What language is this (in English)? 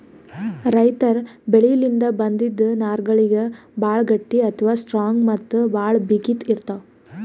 Kannada